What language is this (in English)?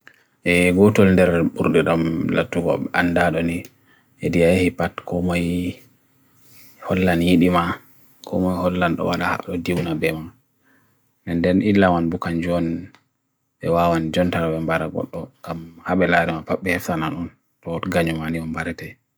Bagirmi Fulfulde